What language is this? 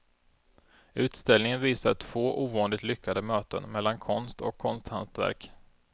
Swedish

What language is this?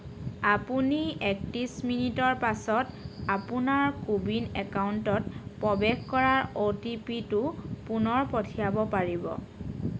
Assamese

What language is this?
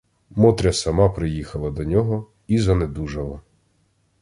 Ukrainian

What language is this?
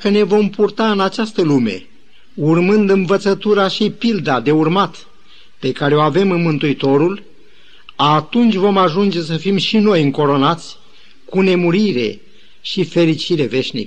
Romanian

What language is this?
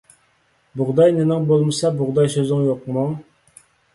Uyghur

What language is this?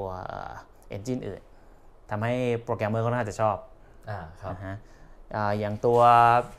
Thai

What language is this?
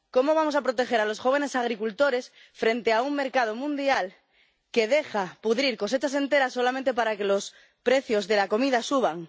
Spanish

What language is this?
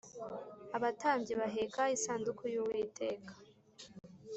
Kinyarwanda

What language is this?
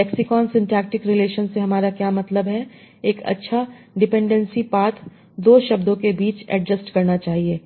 Hindi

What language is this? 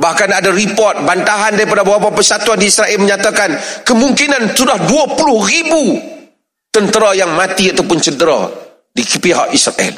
Malay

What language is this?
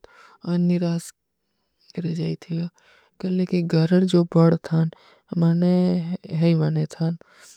Kui (India)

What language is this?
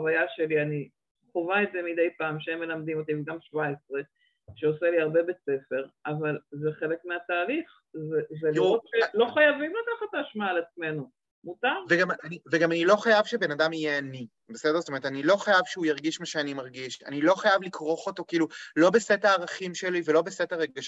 Hebrew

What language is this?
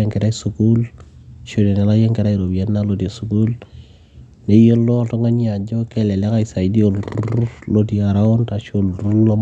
Masai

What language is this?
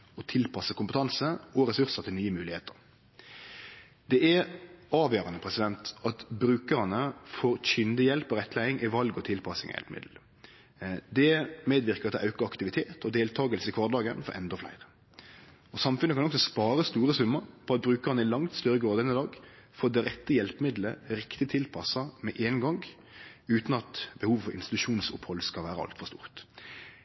Norwegian Nynorsk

